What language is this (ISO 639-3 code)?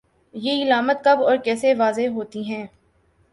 urd